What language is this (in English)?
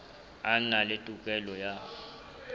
Southern Sotho